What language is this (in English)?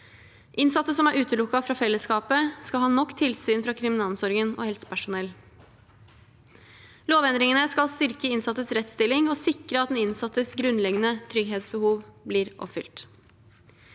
Norwegian